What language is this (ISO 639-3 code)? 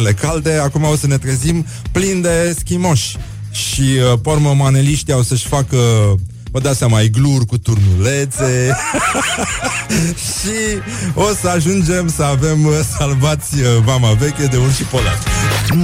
ron